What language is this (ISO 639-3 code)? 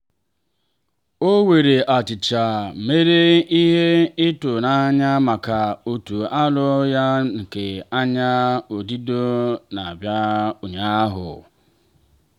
ibo